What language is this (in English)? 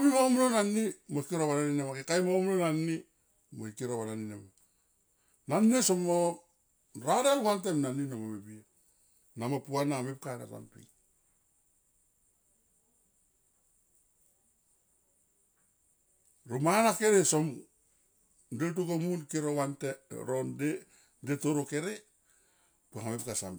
Tomoip